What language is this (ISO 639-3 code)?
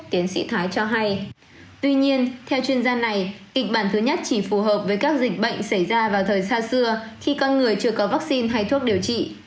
vie